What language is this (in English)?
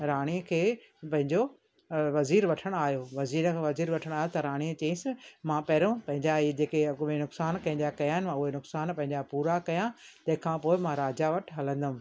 Sindhi